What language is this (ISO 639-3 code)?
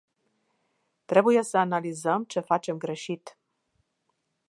ron